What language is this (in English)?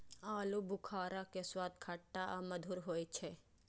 Maithili